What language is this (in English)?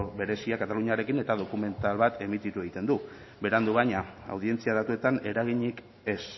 Basque